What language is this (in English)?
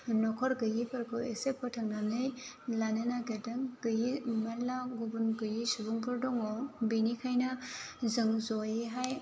Bodo